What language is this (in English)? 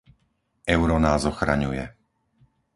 Slovak